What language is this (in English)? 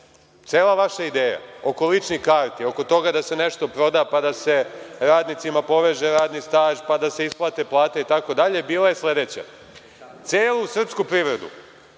Serbian